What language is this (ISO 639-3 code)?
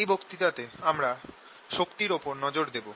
ben